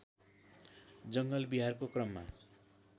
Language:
Nepali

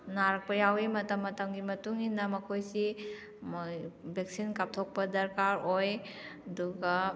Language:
Manipuri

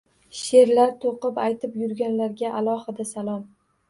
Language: Uzbek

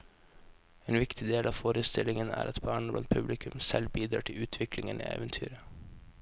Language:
Norwegian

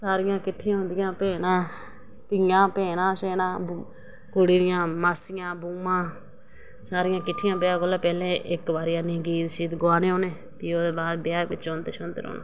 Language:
Dogri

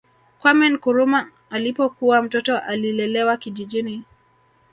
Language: Swahili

